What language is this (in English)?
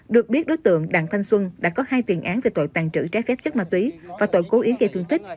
Vietnamese